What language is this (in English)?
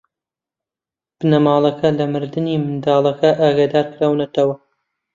Central Kurdish